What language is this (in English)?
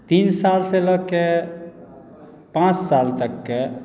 Maithili